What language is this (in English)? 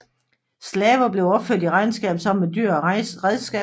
Danish